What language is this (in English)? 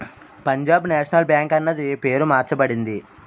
Telugu